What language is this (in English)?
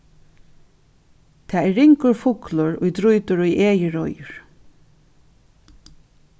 Faroese